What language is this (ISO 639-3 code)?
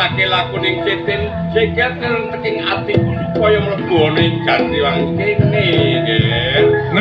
ind